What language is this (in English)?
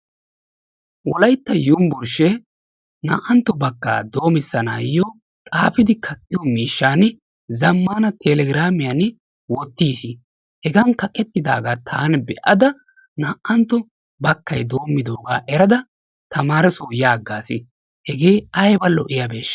Wolaytta